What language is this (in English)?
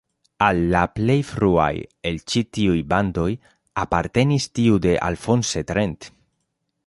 Esperanto